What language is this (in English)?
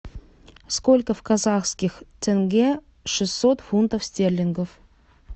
Russian